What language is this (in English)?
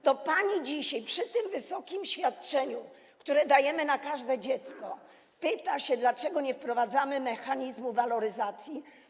Polish